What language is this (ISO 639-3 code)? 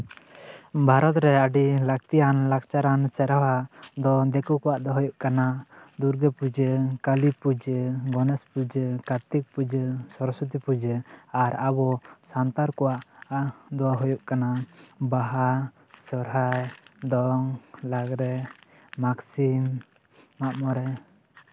sat